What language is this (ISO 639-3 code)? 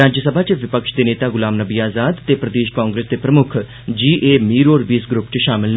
doi